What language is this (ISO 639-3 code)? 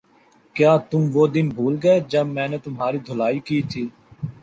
urd